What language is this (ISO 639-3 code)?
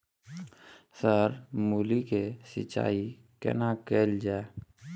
mai